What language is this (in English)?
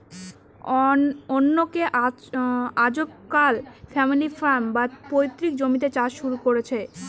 Bangla